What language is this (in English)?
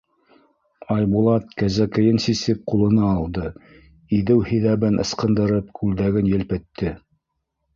Bashkir